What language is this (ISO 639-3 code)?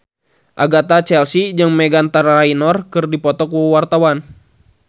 sun